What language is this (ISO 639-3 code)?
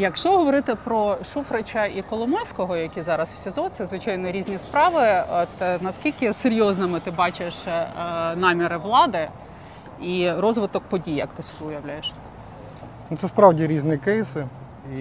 ukr